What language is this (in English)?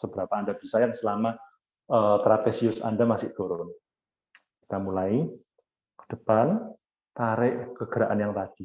Indonesian